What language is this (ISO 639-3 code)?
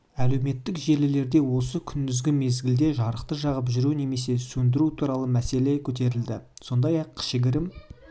kaz